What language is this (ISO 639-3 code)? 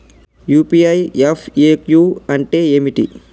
tel